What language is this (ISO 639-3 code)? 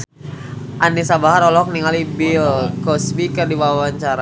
sun